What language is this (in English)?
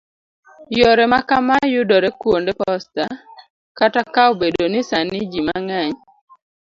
Luo (Kenya and Tanzania)